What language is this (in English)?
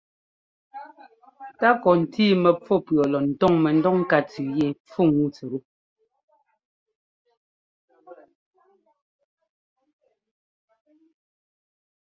Ngomba